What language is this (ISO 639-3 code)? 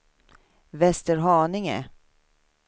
swe